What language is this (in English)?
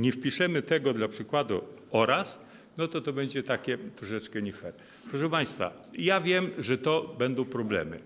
Polish